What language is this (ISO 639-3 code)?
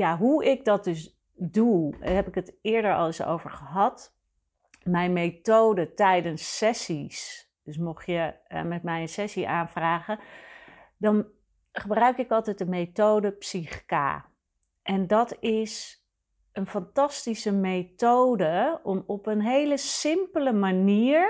nld